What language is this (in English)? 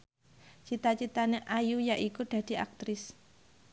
Javanese